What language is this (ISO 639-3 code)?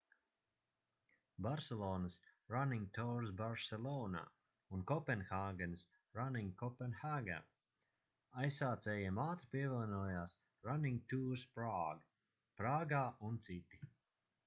lav